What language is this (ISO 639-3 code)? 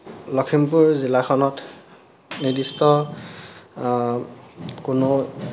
asm